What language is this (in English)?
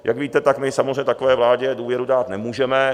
Czech